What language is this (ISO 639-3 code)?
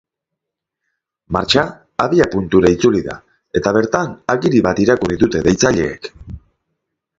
eus